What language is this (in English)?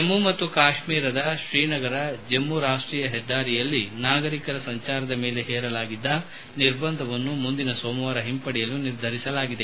Kannada